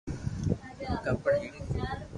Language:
Loarki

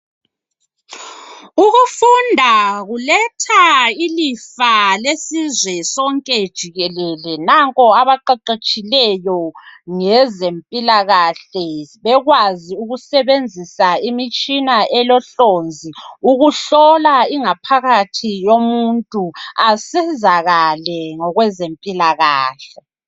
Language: North Ndebele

